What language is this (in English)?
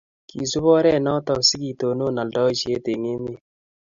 Kalenjin